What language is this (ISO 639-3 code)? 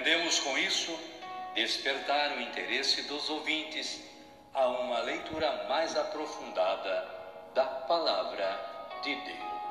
por